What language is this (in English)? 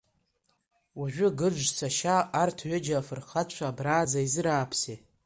Abkhazian